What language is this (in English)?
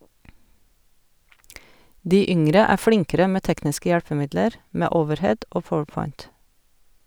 Norwegian